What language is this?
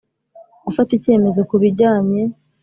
Kinyarwanda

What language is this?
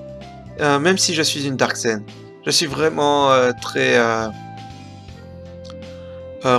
French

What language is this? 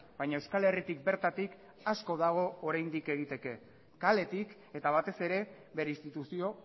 Basque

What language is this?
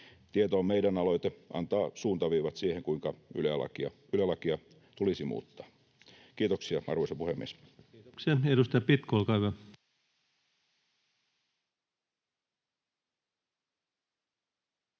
Finnish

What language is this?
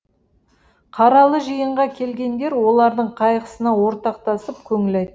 Kazakh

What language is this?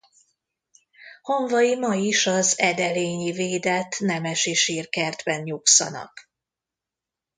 Hungarian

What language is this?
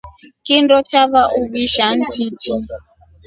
Rombo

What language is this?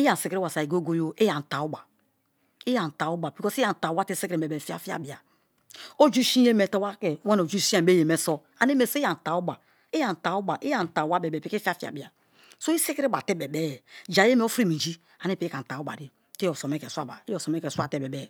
Kalabari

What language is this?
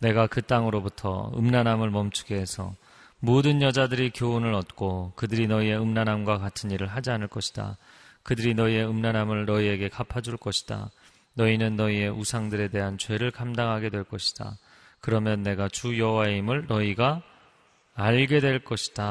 Korean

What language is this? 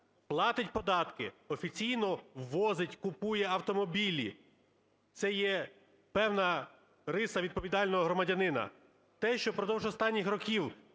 Ukrainian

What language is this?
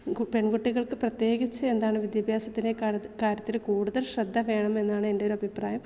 Malayalam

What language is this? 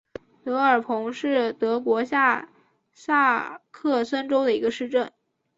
Chinese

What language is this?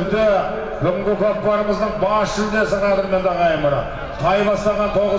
Turkish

